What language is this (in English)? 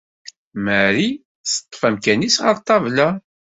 Kabyle